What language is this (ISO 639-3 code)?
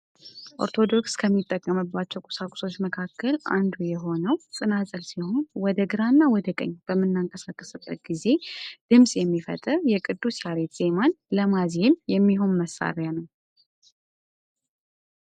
amh